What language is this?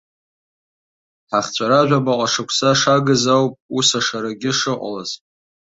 Abkhazian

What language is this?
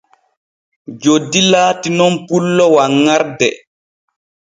Borgu Fulfulde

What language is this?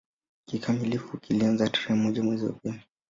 Swahili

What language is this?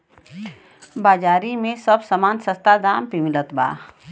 Bhojpuri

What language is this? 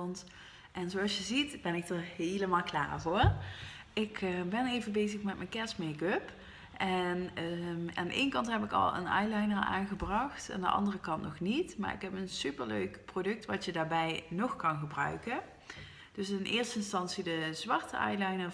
Dutch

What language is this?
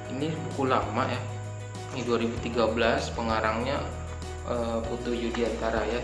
Indonesian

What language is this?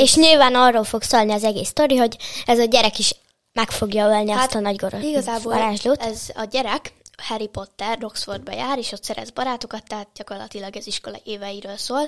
Hungarian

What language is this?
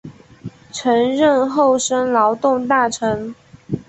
Chinese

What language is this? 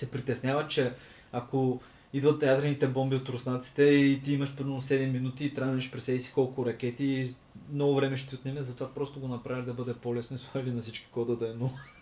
Bulgarian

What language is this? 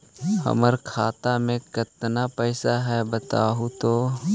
Magahi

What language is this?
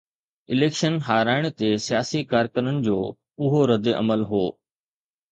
Sindhi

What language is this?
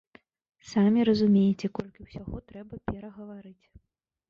Belarusian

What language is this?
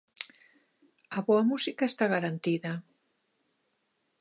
Galician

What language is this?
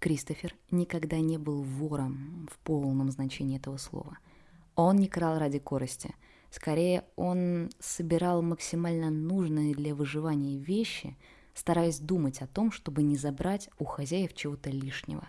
Russian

